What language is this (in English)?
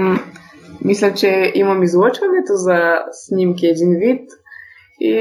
Bulgarian